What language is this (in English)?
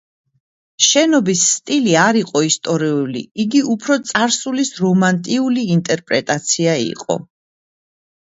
Georgian